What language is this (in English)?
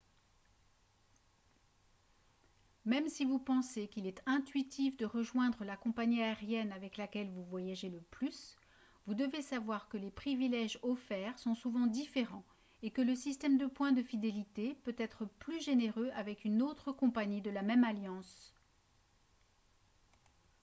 French